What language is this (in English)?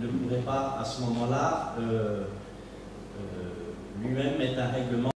French